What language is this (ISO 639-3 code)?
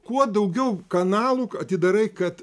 lit